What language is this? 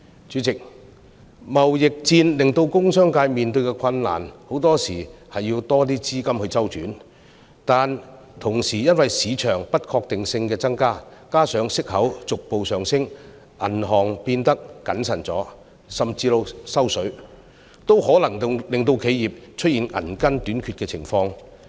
Cantonese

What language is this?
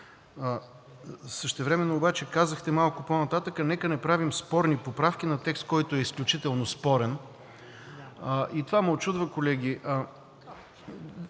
Bulgarian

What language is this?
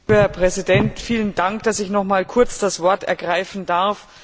German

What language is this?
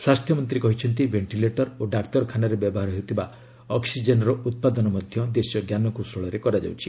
Odia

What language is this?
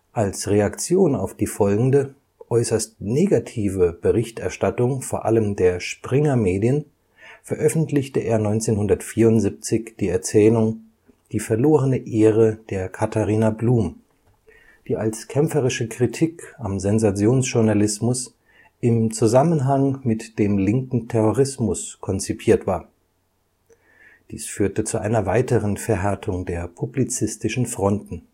German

